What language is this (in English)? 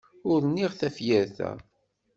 Kabyle